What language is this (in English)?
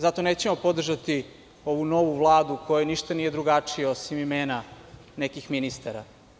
Serbian